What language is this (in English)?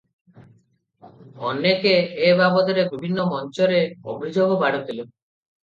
Odia